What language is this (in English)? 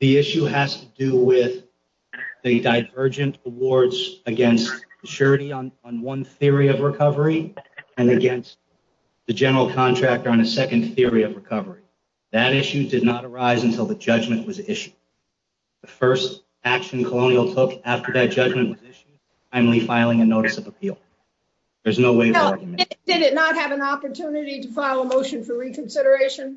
English